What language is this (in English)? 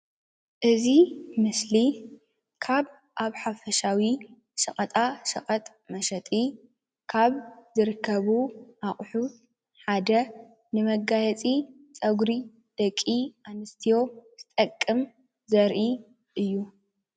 Tigrinya